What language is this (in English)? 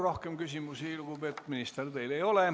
Estonian